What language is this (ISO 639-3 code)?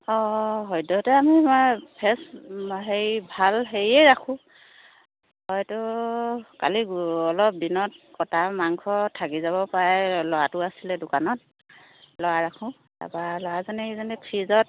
asm